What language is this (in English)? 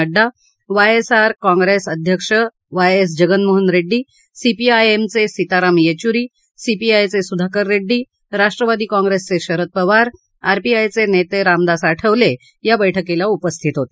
Marathi